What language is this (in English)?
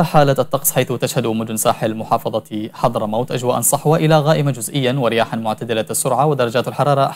Arabic